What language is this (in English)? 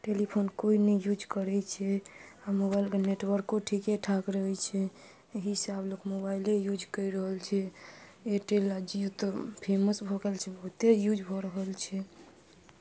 Maithili